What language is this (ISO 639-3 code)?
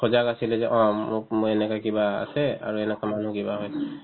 asm